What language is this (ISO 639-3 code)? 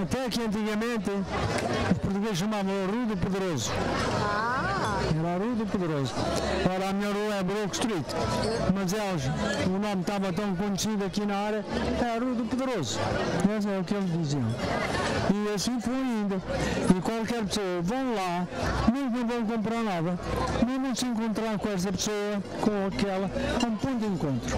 por